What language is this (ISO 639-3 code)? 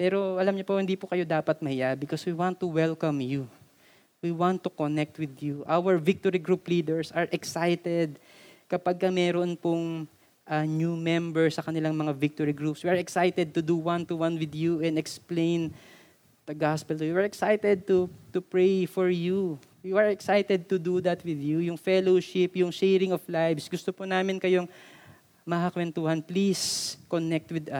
fil